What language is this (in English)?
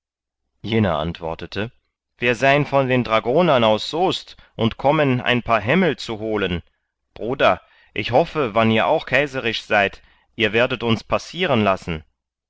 German